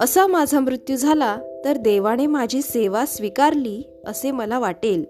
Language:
Marathi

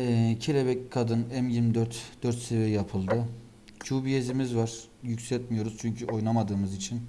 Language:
Turkish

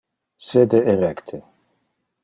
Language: Interlingua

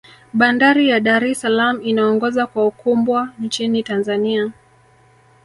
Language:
Swahili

